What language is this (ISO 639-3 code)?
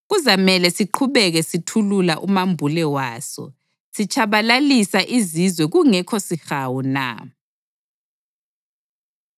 nde